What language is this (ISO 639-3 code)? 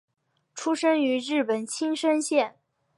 zho